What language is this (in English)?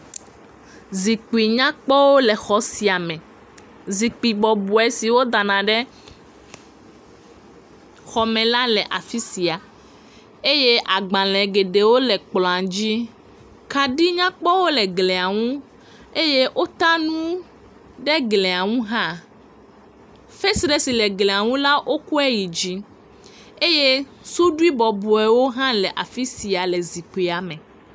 Ewe